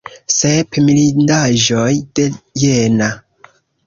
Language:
Esperanto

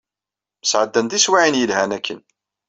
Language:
Kabyle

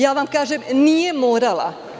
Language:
Serbian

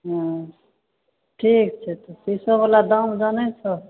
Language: Maithili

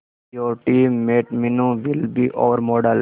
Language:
Hindi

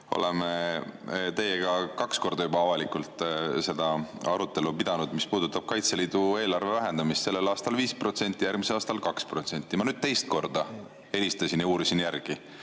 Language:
Estonian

